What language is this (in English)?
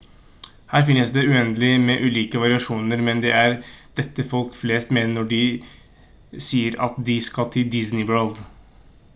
Norwegian Bokmål